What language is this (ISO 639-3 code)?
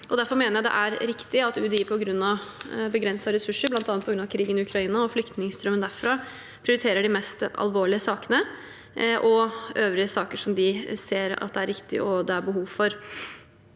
nor